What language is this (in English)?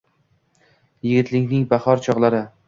Uzbek